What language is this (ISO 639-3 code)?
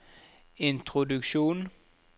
nor